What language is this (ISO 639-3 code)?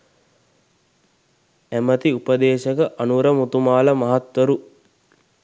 sin